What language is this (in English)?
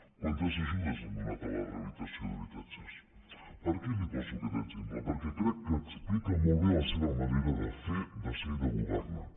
Catalan